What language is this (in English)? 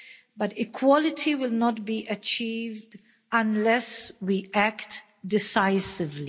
English